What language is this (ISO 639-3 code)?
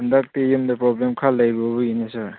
mni